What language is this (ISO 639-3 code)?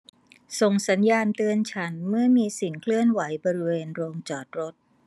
tha